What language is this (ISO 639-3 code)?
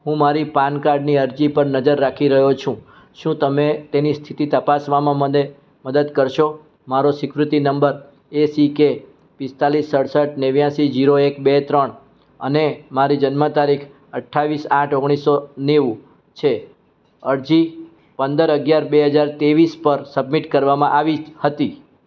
guj